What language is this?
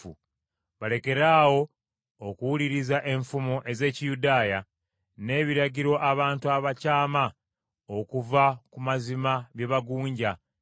Ganda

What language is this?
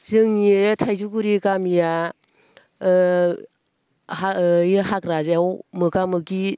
Bodo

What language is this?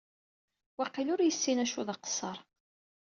Kabyle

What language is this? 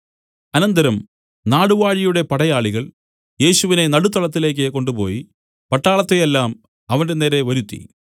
Malayalam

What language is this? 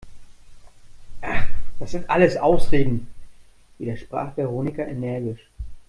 German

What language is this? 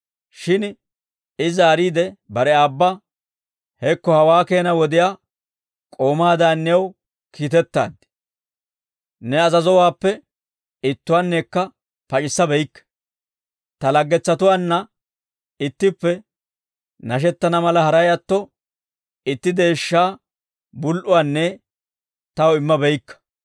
Dawro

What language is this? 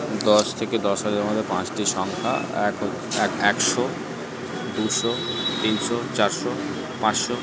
Bangla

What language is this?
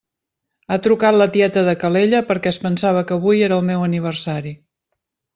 Catalan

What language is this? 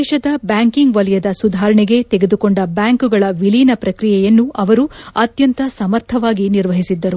Kannada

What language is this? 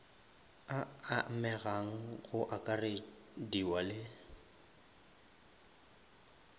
Northern Sotho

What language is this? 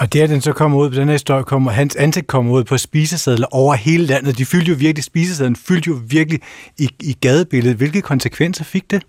Danish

